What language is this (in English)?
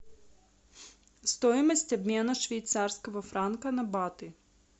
Russian